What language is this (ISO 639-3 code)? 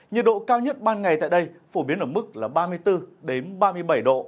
vie